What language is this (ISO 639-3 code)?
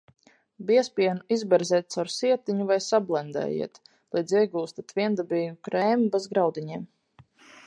lav